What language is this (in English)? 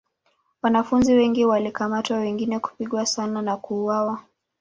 Swahili